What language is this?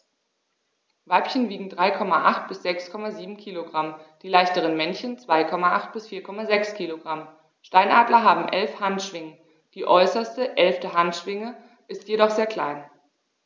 German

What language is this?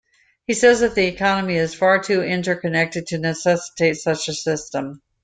English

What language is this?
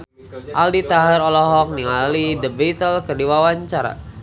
Sundanese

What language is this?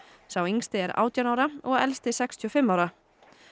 Icelandic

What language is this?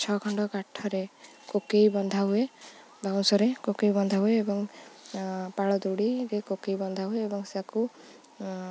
Odia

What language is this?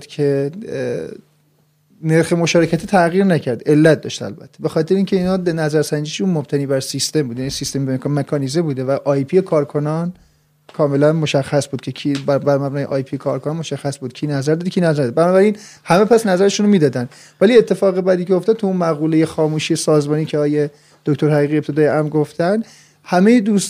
Persian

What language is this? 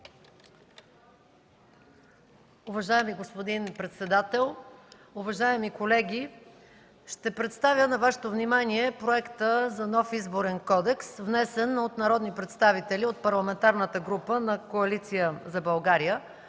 Bulgarian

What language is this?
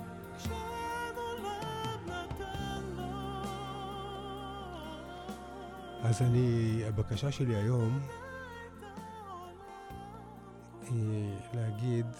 Hebrew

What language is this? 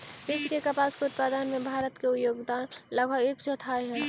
Magahi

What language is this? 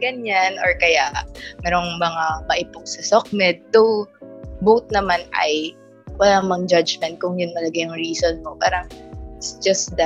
Filipino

